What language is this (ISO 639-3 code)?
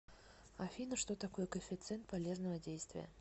rus